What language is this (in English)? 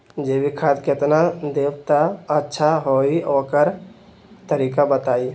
Magahi